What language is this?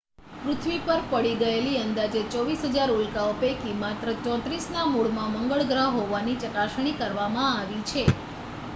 Gujarati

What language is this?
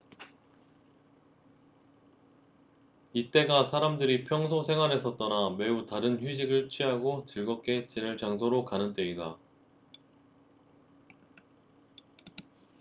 Korean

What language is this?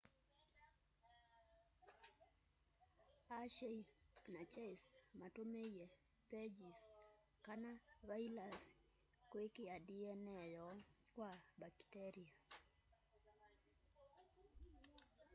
Kamba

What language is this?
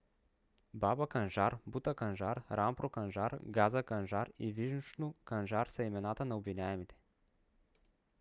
Bulgarian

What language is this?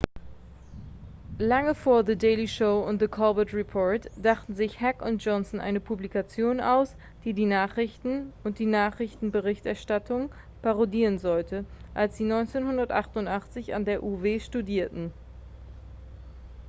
German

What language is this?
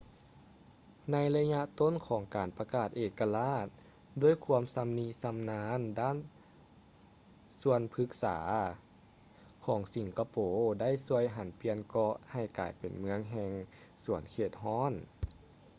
Lao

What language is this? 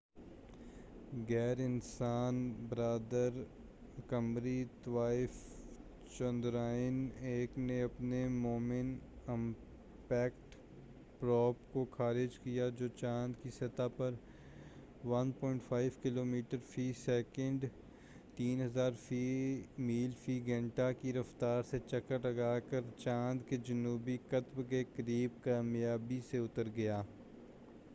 Urdu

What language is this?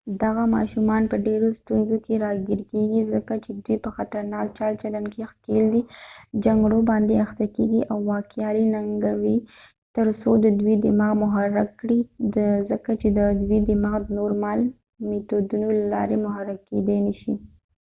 Pashto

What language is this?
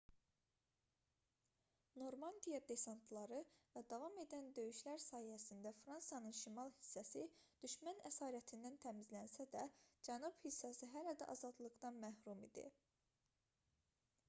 Azerbaijani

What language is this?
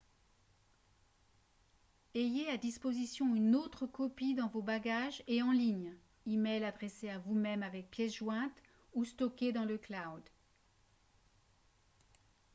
French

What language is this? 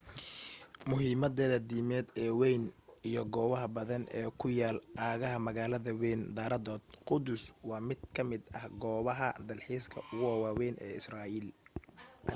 Somali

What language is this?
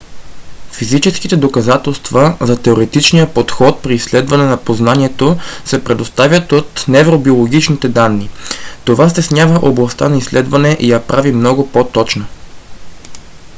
Bulgarian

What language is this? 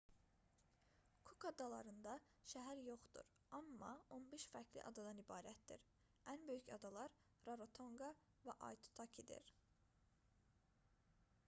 Azerbaijani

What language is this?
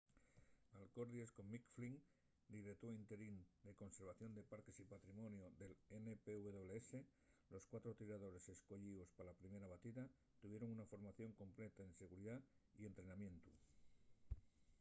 Asturian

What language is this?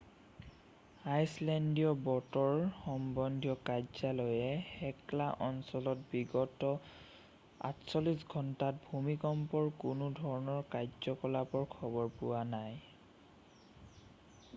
Assamese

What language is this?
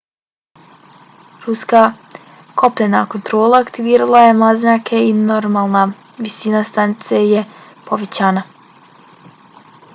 Bosnian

